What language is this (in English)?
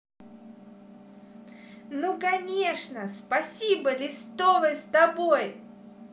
Russian